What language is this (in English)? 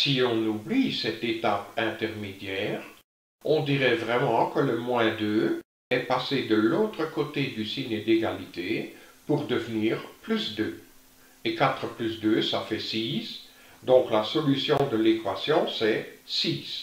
French